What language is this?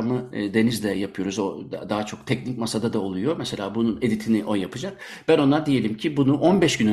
Turkish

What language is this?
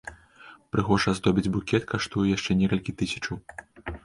Belarusian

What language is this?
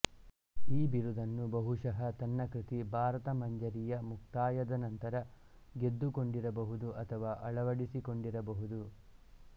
Kannada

